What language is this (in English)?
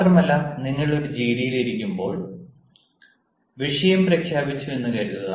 Malayalam